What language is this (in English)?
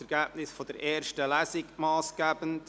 Swiss German